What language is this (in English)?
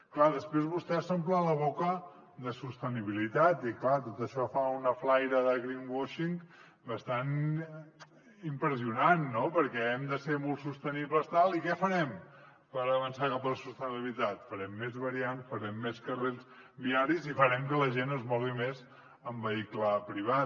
Catalan